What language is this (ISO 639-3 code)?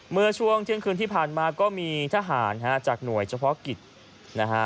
tha